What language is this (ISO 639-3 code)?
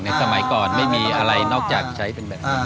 tha